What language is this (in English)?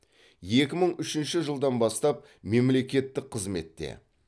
Kazakh